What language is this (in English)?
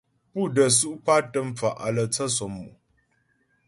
Ghomala